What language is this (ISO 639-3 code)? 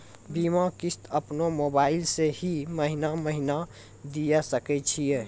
mai